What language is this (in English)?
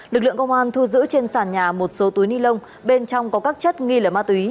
Vietnamese